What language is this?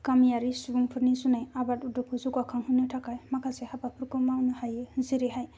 Bodo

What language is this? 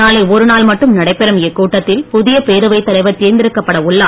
Tamil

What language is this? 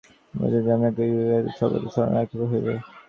Bangla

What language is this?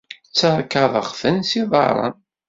Kabyle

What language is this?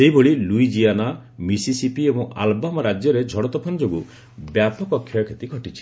Odia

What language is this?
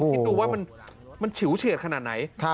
Thai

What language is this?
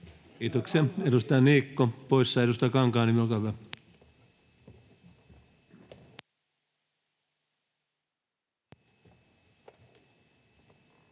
Finnish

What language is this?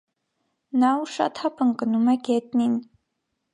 Armenian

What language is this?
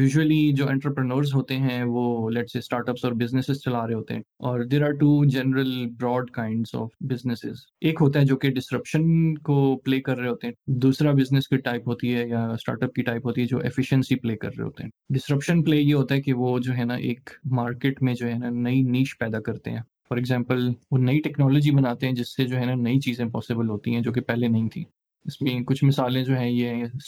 Urdu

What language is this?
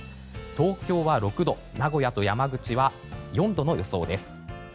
Japanese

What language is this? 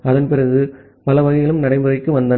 Tamil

